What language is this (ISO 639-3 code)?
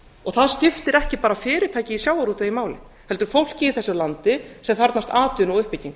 isl